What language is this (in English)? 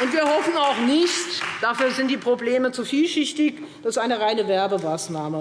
German